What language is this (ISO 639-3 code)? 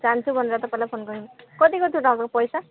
nep